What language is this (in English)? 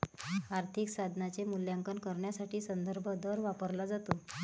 Marathi